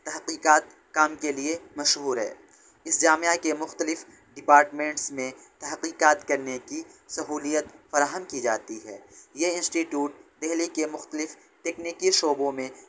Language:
Urdu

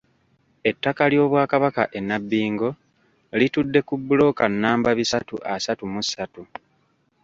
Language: Ganda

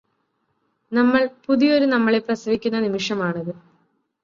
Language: Malayalam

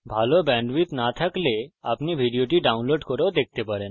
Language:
Bangla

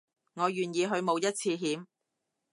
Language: Cantonese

